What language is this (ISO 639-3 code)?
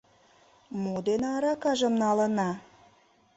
chm